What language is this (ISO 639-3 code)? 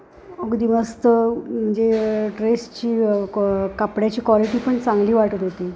mar